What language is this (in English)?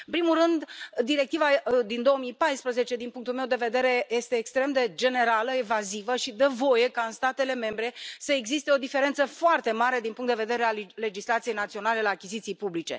Romanian